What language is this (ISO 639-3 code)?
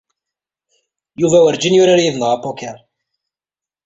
kab